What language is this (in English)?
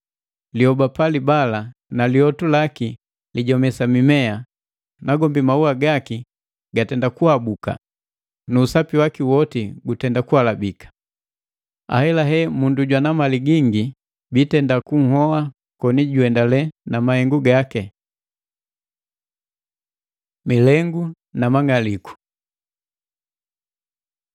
Matengo